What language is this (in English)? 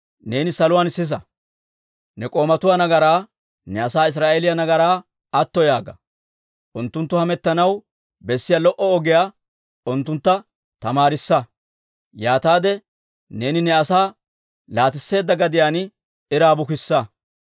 Dawro